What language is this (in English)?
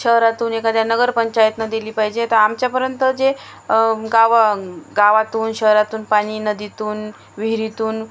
Marathi